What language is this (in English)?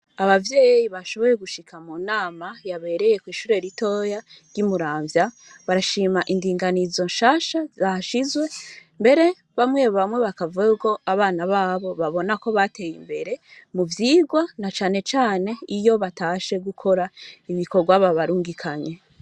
Rundi